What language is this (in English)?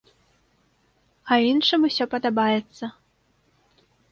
Belarusian